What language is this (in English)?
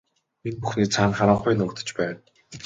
Mongolian